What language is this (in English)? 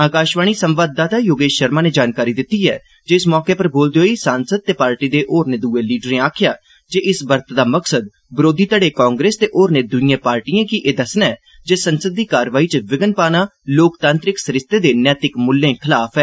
Dogri